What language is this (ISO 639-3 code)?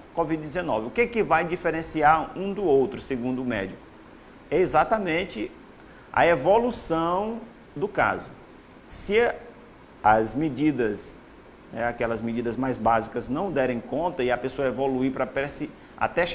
por